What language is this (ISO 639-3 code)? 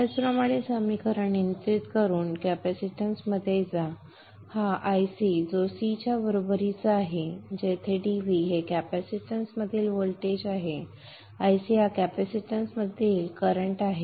mar